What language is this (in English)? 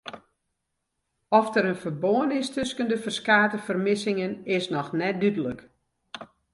Western Frisian